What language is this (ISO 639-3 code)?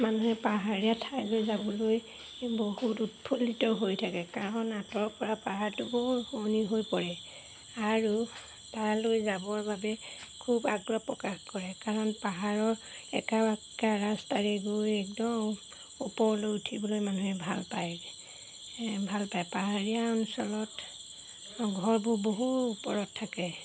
asm